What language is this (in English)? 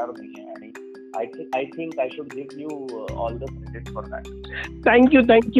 Marathi